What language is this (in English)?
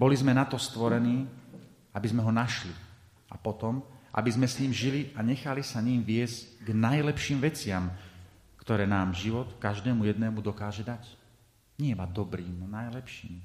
Slovak